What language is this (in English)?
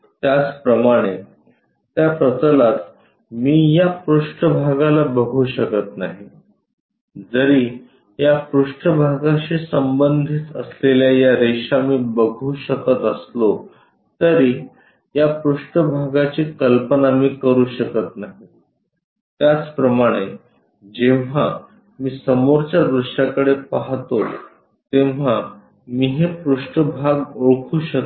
Marathi